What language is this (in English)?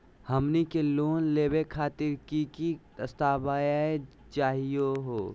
Magahi